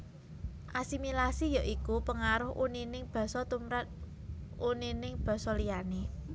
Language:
Javanese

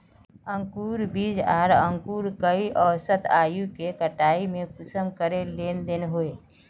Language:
Magahi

